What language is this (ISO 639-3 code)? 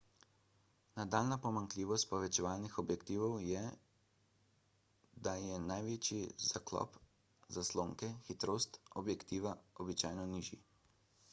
slv